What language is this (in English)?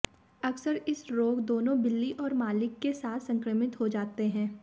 Hindi